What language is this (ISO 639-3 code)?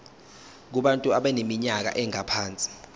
zul